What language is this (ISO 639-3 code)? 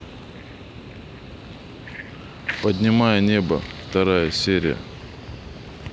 rus